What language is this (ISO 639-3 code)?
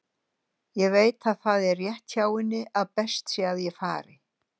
isl